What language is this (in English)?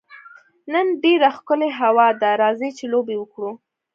Pashto